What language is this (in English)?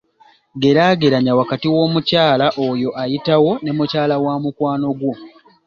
Ganda